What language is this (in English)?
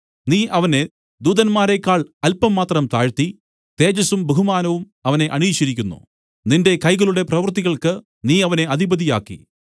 Malayalam